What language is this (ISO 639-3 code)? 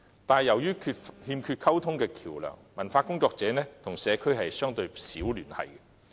yue